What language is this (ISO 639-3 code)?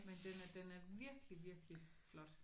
dan